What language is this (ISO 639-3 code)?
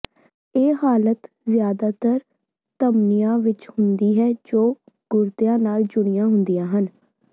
pan